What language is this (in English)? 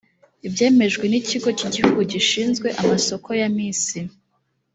Kinyarwanda